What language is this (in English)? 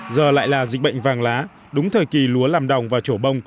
Vietnamese